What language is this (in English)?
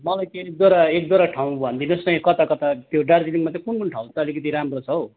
Nepali